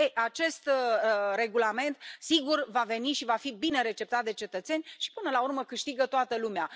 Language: Romanian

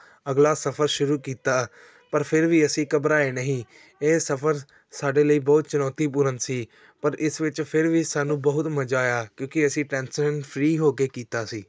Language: Punjabi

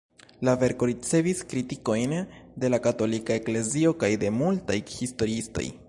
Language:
Esperanto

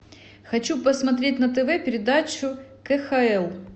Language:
Russian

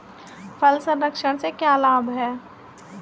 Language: Hindi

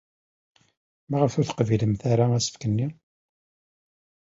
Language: Kabyle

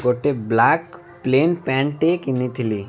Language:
Odia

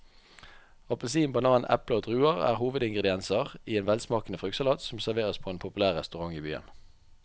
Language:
Norwegian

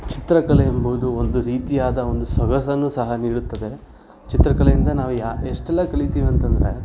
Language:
Kannada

